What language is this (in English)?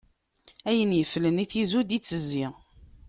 Kabyle